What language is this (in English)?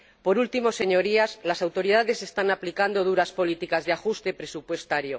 Spanish